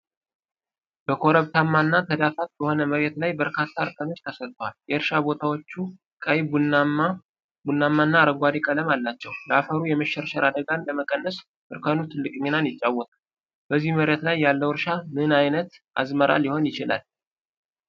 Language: Amharic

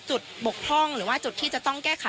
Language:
Thai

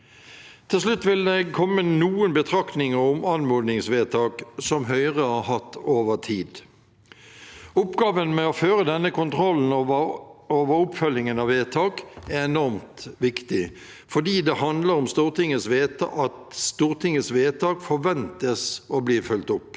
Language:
Norwegian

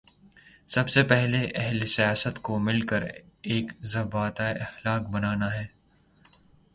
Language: Urdu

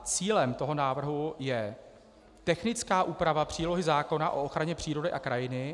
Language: Czech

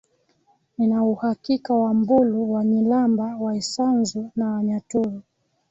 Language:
Swahili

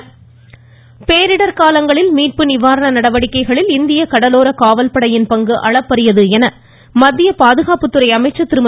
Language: Tamil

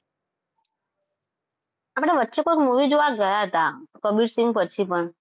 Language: Gujarati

